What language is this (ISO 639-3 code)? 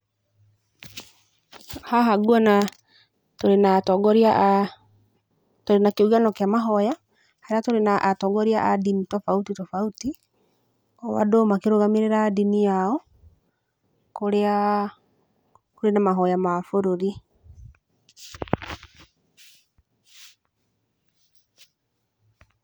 kik